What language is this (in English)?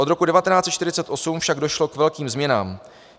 Czech